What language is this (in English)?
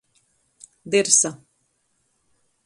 Latgalian